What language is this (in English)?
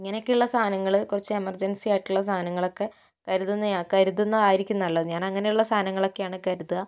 Malayalam